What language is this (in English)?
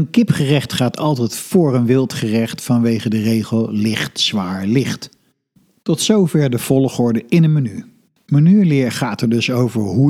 Dutch